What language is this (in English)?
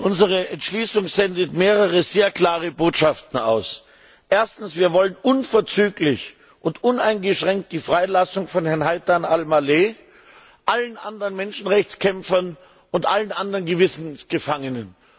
German